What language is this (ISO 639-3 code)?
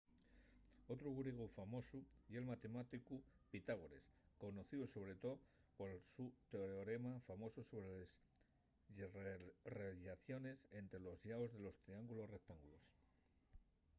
ast